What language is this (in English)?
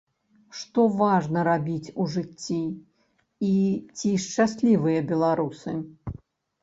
Belarusian